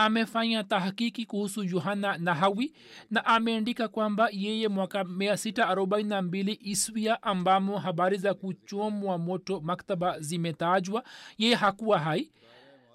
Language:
Swahili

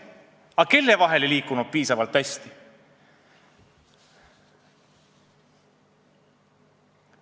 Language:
Estonian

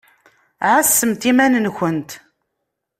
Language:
Kabyle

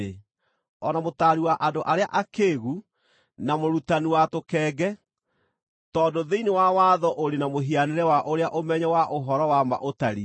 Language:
Kikuyu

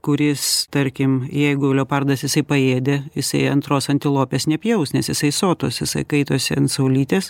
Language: Lithuanian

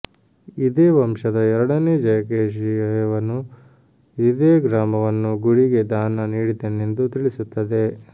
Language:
Kannada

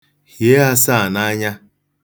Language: Igbo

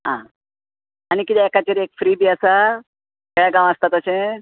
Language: Konkani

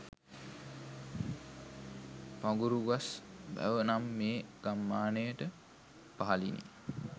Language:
Sinhala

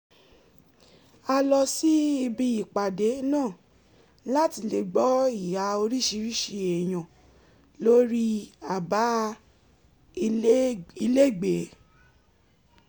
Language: Yoruba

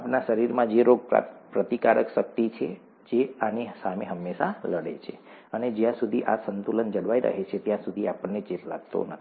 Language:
Gujarati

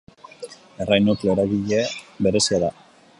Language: Basque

